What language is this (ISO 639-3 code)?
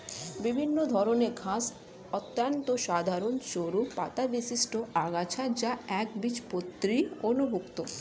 ben